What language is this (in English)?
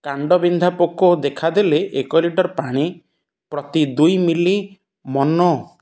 Odia